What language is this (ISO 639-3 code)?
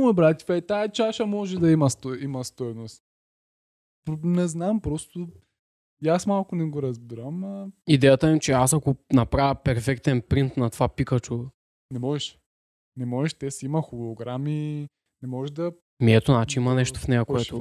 bul